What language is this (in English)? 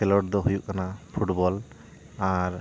Santali